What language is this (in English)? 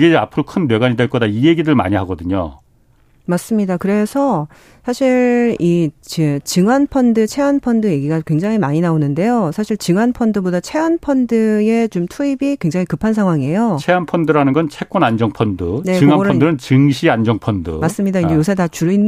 Korean